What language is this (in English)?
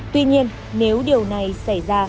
Vietnamese